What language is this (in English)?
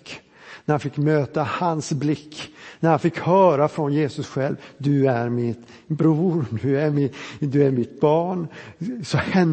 Swedish